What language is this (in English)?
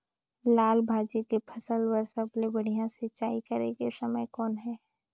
Chhattisgarhi